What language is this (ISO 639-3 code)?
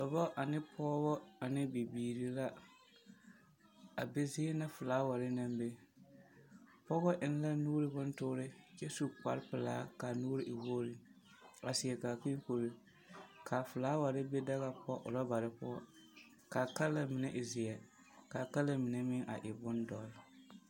dga